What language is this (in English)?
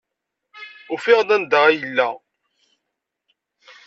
Kabyle